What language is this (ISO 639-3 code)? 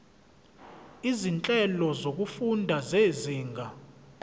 zul